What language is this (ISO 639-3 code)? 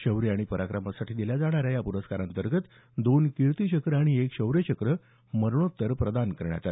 mar